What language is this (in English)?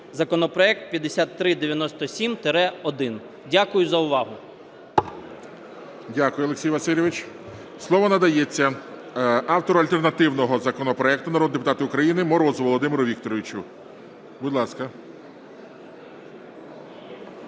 Ukrainian